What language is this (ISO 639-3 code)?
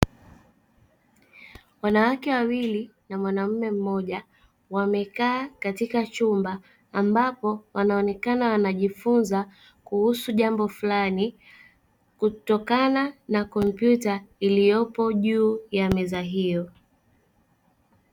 swa